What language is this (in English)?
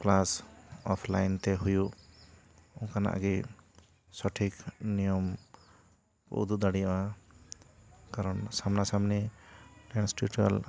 Santali